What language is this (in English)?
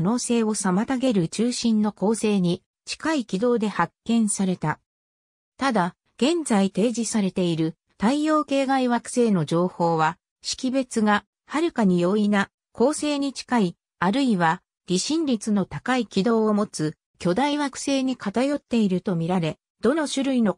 Japanese